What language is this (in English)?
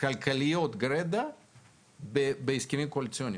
Hebrew